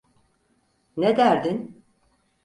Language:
Turkish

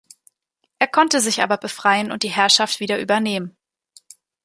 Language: German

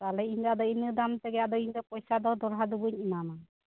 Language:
Santali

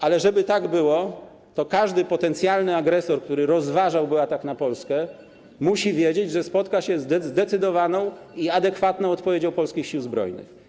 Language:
Polish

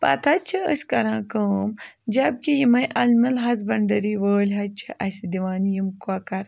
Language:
Kashmiri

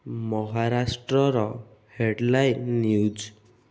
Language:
Odia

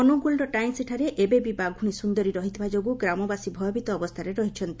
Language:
Odia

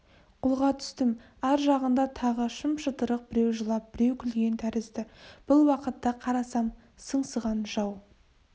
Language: Kazakh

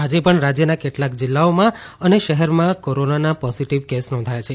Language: Gujarati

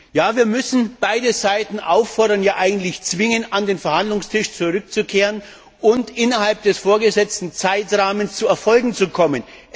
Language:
German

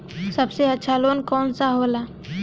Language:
Bhojpuri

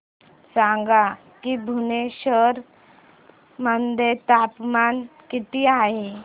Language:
Marathi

